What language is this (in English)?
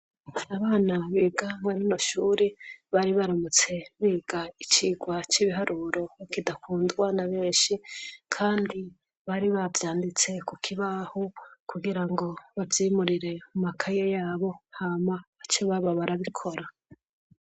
Rundi